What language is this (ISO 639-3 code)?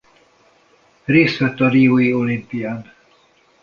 hun